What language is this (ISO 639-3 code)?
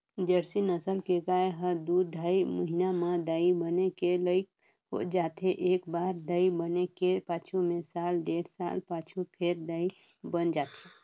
hne